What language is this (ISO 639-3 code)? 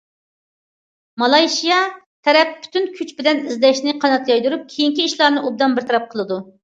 uig